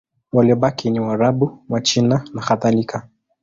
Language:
Swahili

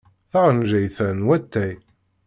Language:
Kabyle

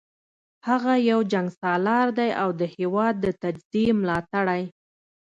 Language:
Pashto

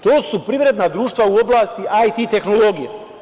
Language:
Serbian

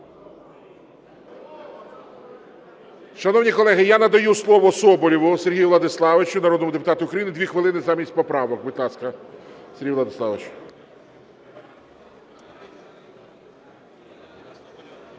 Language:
Ukrainian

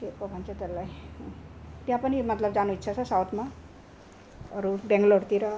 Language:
Nepali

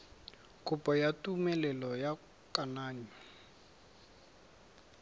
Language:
Tswana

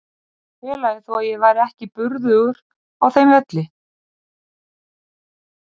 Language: Icelandic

